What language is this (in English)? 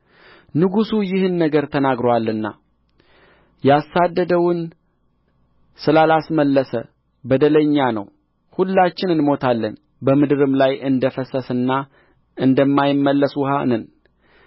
Amharic